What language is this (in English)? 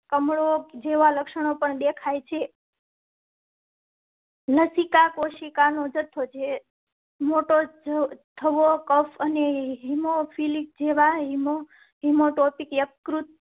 Gujarati